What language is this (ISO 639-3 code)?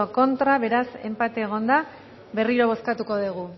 eus